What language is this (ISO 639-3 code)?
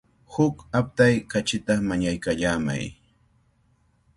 qvl